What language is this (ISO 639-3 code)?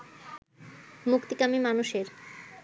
ben